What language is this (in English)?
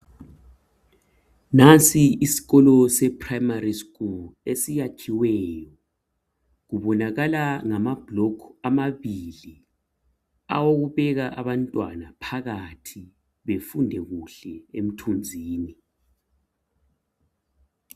North Ndebele